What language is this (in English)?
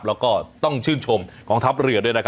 Thai